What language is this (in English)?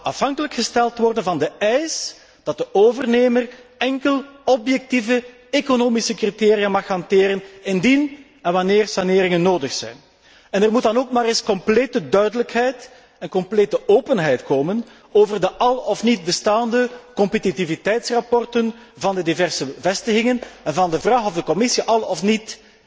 Dutch